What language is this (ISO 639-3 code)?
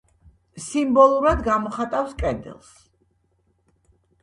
kat